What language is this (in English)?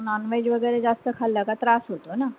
Marathi